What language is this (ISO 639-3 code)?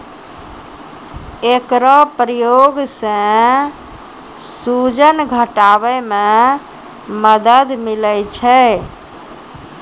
mai